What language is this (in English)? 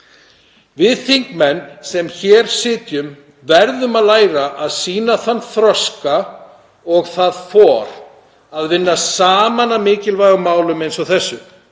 Icelandic